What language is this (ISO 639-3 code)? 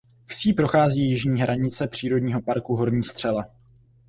ces